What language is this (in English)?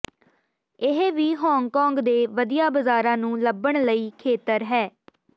Punjabi